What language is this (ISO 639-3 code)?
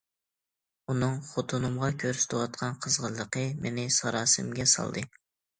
uig